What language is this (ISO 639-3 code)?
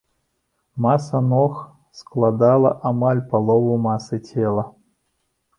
bel